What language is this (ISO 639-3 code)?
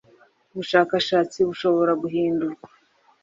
kin